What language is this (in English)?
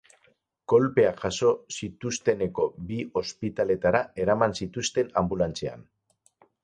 Basque